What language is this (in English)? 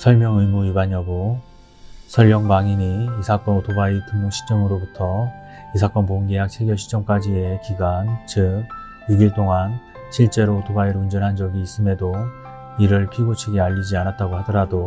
Korean